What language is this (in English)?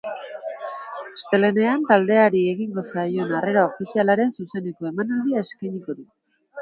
Basque